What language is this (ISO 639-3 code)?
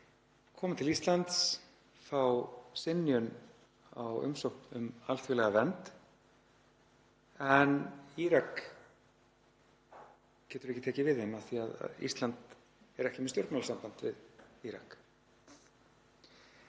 isl